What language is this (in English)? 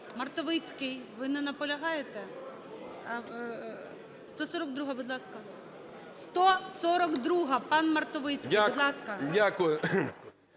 Ukrainian